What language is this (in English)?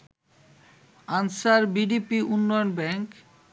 Bangla